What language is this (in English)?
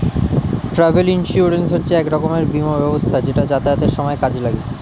Bangla